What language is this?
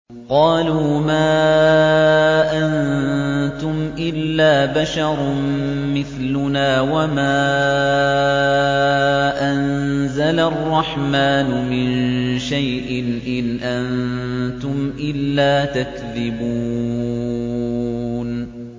Arabic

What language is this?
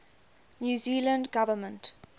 English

